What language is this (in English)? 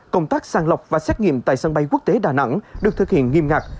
Vietnamese